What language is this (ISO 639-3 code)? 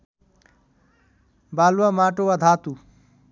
nep